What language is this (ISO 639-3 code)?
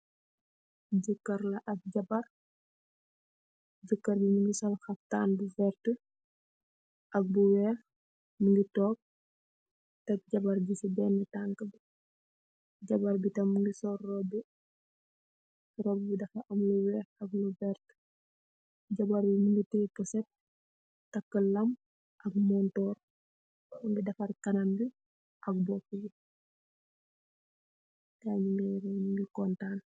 wol